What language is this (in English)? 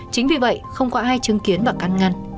Vietnamese